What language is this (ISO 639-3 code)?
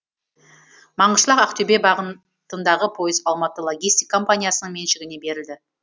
kaz